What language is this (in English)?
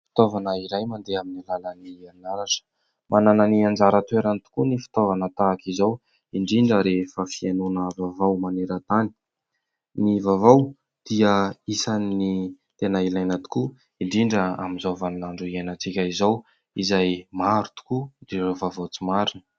Malagasy